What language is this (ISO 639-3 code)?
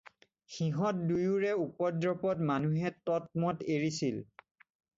asm